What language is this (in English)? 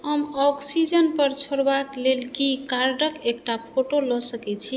Maithili